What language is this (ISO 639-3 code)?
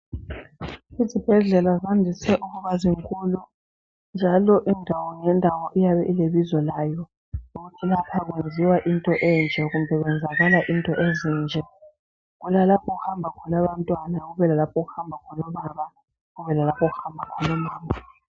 nde